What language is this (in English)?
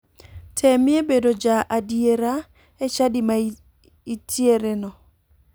Luo (Kenya and Tanzania)